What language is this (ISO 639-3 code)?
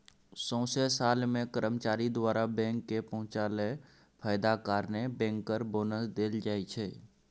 mai